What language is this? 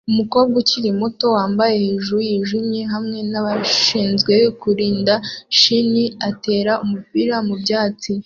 Kinyarwanda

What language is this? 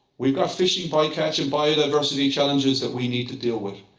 English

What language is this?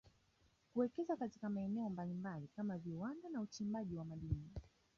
Swahili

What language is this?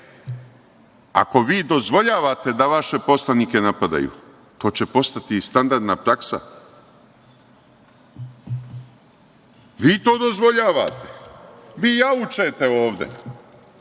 Serbian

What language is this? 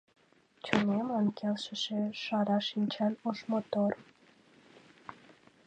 Mari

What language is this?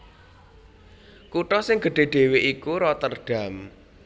Javanese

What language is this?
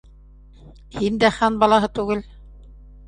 Bashkir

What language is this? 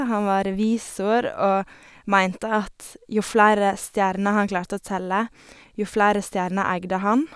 Norwegian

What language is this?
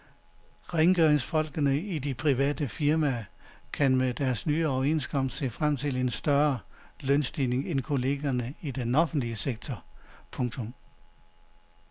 Danish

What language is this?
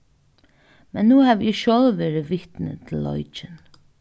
Faroese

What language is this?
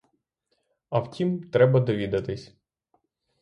Ukrainian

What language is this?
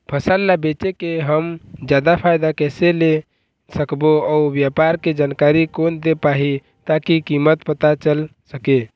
Chhattisgarhi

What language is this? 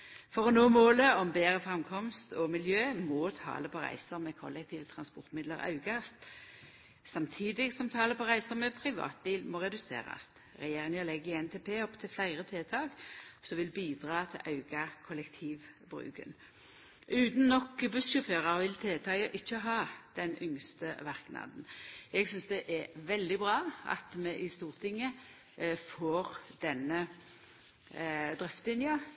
Norwegian Nynorsk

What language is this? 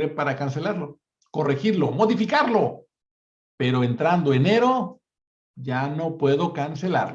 Spanish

